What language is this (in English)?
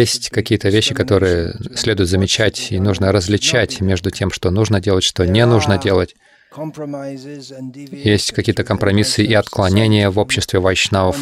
Russian